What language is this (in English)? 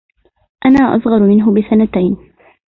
Arabic